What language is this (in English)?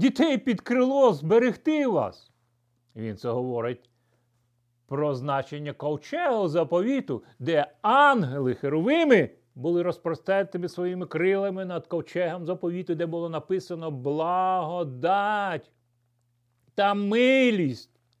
Ukrainian